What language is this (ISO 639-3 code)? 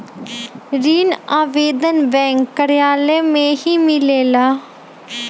mag